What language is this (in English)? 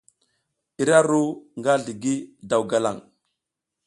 South Giziga